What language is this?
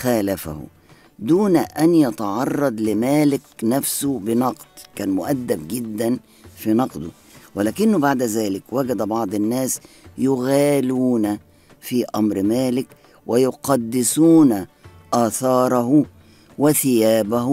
Arabic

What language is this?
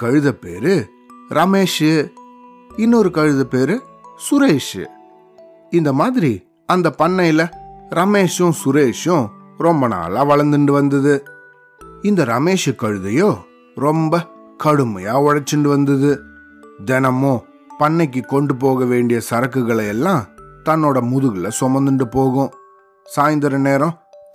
Tamil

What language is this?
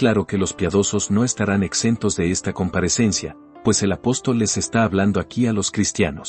Spanish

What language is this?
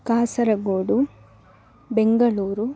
Sanskrit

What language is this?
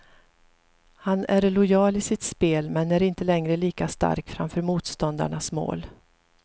Swedish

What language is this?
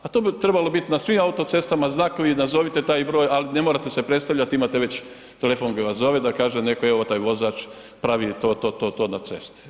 Croatian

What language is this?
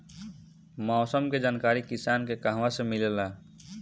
Bhojpuri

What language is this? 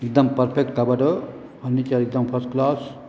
Sindhi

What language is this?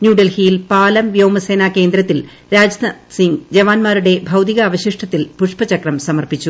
Malayalam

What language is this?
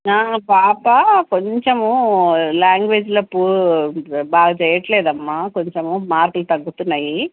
Telugu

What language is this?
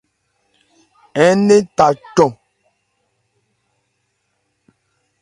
Ebrié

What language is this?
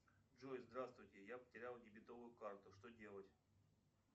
Russian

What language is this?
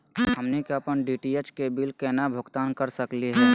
Magahi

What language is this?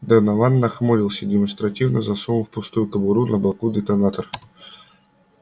Russian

